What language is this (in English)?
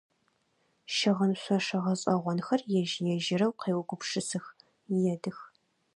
Adyghe